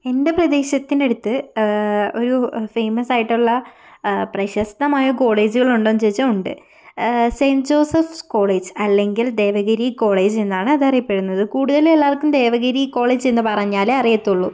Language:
Malayalam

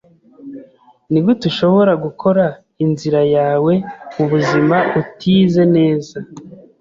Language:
Kinyarwanda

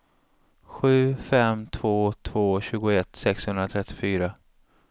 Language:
Swedish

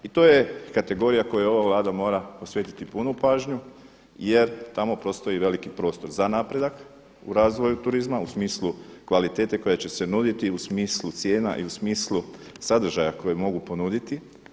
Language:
Croatian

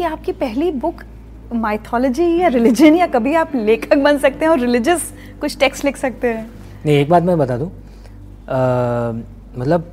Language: Hindi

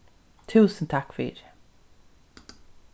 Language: Faroese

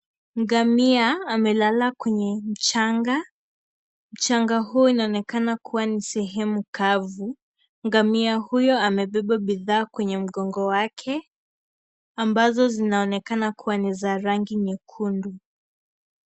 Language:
Swahili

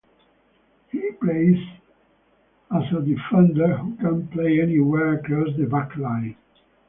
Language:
English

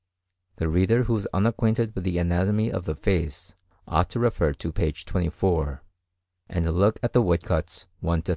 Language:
English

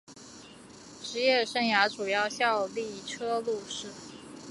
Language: Chinese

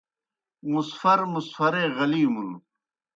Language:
Kohistani Shina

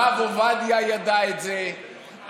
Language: Hebrew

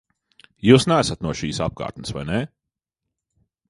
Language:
Latvian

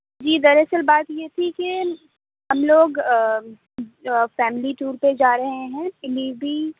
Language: Urdu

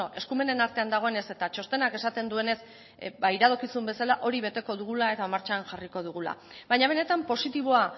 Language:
Basque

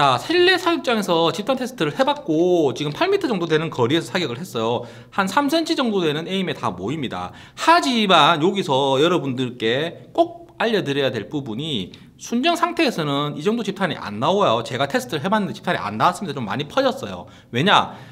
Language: Korean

